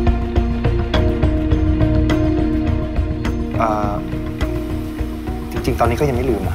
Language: Thai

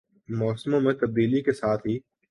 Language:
Urdu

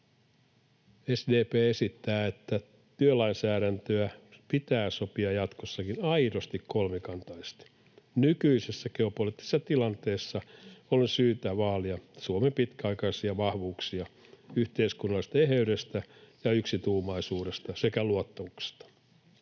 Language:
Finnish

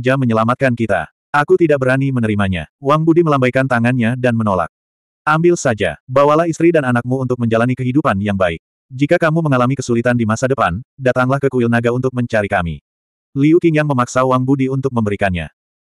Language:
Indonesian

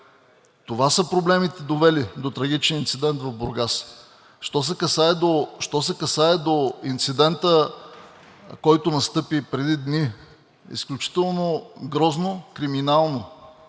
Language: Bulgarian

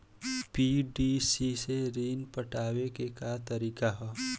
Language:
Bhojpuri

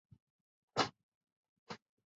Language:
Chinese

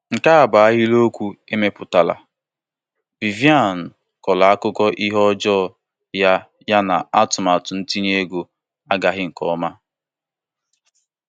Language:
Igbo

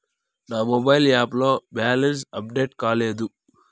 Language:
Telugu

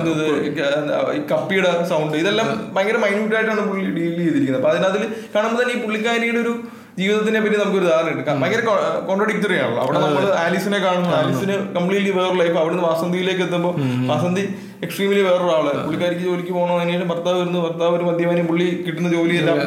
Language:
Malayalam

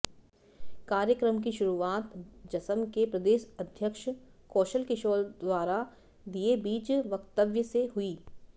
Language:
Hindi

